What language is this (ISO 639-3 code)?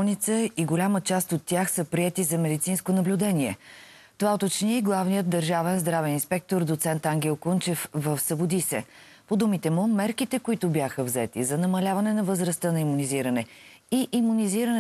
bul